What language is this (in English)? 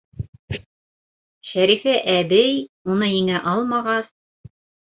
Bashkir